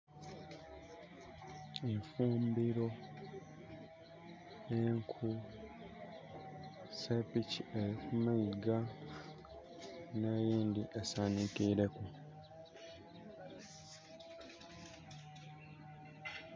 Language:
Soga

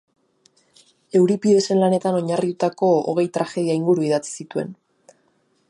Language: Basque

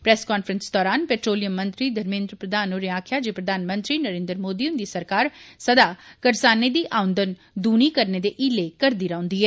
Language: Dogri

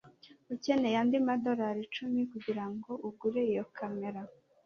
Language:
Kinyarwanda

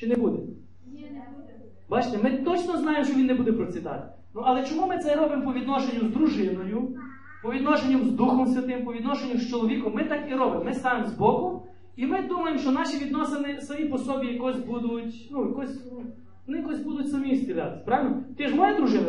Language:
Ukrainian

